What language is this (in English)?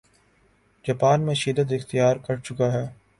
Urdu